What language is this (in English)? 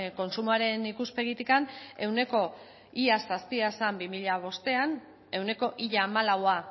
Basque